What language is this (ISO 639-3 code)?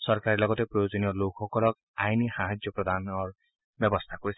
asm